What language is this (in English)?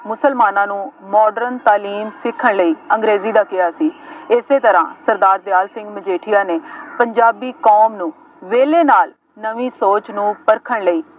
Punjabi